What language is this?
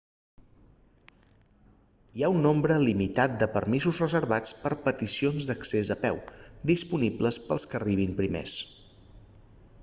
Catalan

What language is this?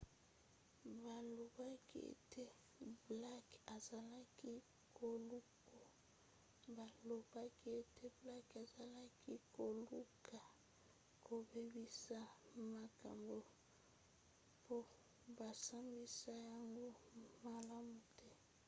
Lingala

